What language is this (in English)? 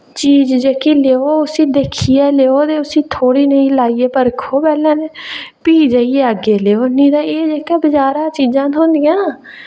Dogri